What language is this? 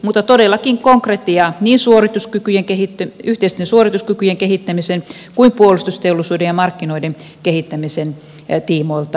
Finnish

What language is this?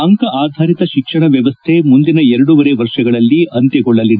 Kannada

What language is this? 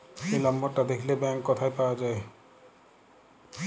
Bangla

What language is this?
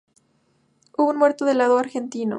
Spanish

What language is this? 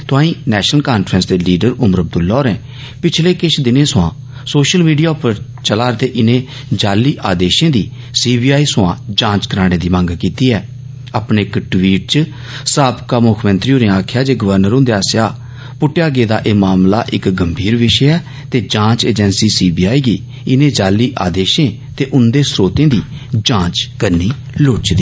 Dogri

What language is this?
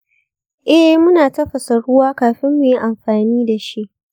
Hausa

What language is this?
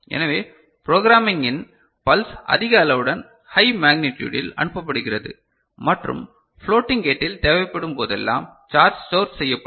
Tamil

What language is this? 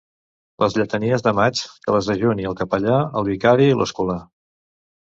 Catalan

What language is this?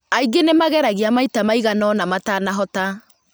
Kikuyu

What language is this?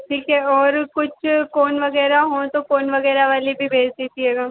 Hindi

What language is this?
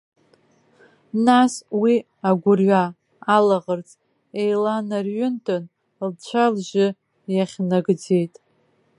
Abkhazian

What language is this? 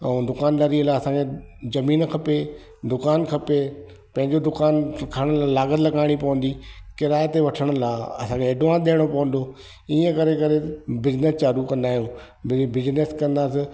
Sindhi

